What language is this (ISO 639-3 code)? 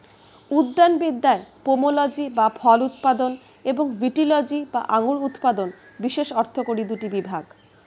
ben